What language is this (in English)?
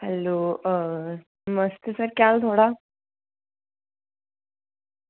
Dogri